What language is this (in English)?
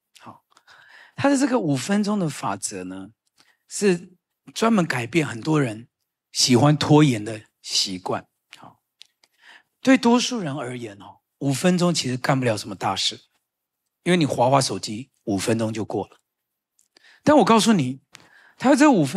Chinese